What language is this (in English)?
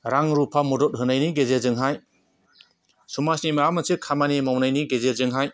Bodo